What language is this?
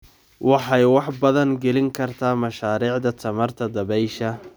Somali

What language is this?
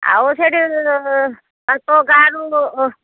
Odia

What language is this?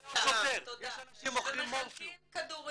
Hebrew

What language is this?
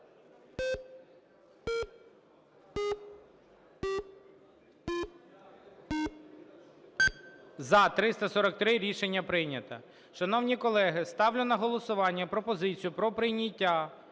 Ukrainian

